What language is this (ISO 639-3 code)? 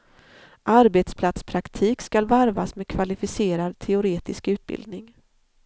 swe